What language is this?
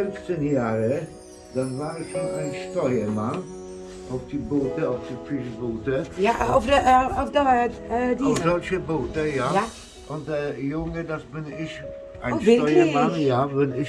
Dutch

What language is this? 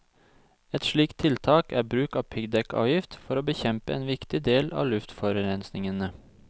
Norwegian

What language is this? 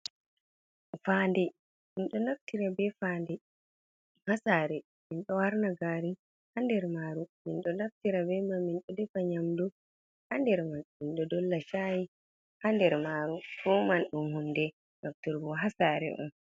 Fula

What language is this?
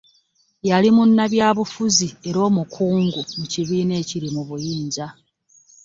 Ganda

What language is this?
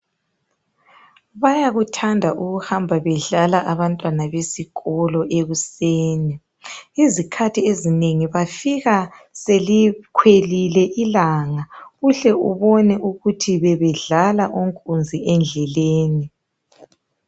North Ndebele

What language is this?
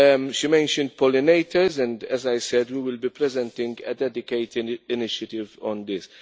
English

